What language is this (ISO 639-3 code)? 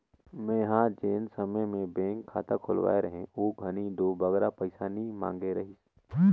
hne